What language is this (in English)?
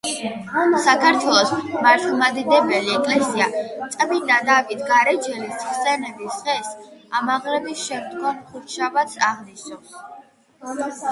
Georgian